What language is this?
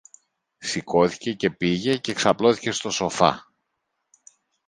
Greek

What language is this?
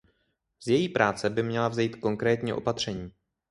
Czech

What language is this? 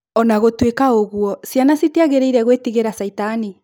Kikuyu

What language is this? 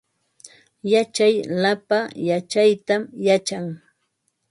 Ambo-Pasco Quechua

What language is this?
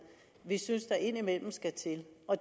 Danish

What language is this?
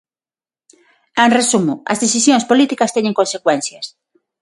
Galician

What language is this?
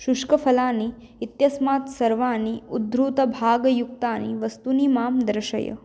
Sanskrit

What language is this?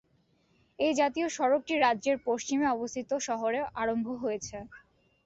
Bangla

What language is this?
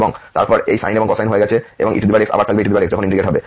Bangla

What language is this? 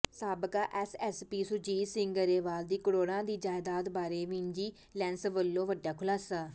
Punjabi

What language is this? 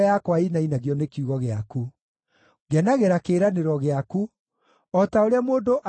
Kikuyu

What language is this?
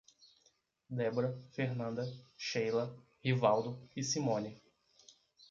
Portuguese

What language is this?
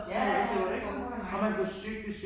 Danish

